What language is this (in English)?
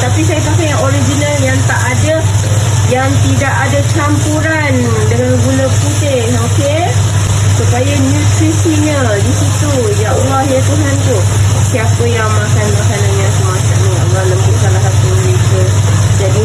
Malay